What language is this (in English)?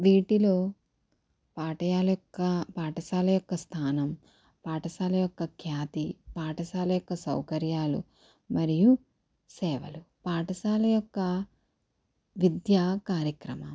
Telugu